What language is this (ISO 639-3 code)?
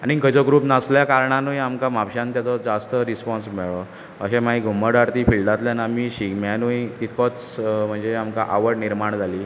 kok